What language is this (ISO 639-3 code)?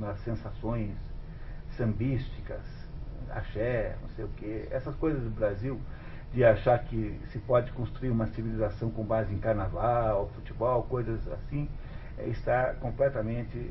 por